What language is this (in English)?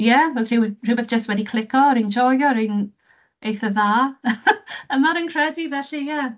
Welsh